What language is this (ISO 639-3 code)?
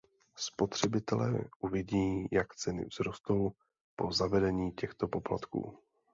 ces